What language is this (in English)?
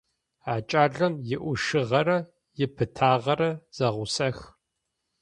Adyghe